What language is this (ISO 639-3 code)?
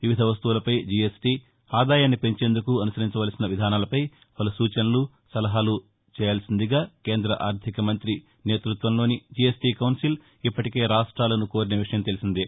tel